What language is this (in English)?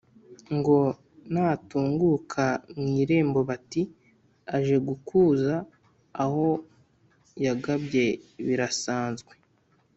Kinyarwanda